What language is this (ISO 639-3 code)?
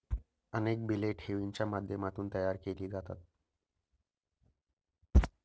mar